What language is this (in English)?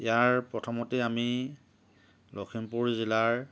Assamese